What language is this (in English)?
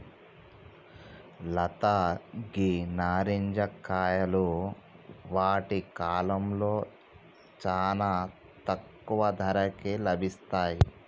Telugu